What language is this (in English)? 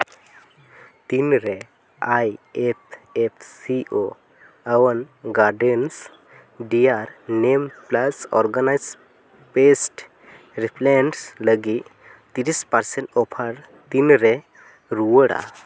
Santali